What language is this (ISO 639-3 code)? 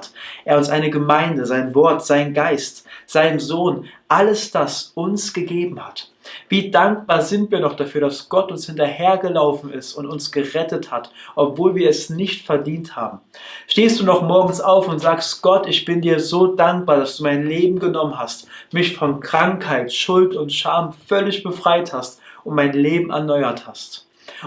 deu